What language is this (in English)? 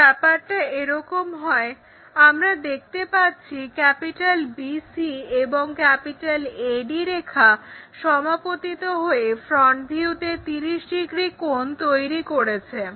Bangla